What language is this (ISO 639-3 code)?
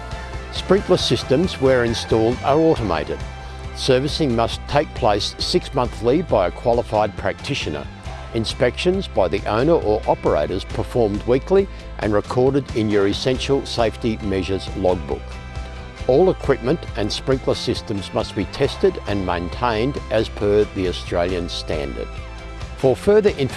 eng